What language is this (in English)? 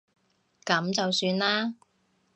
Cantonese